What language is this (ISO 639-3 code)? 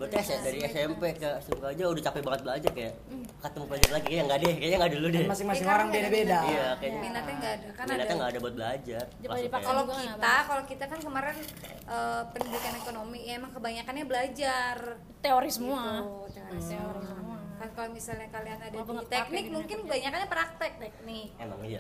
ind